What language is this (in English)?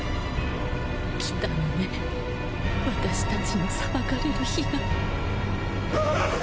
Japanese